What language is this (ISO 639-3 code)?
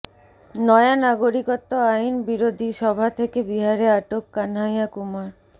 ben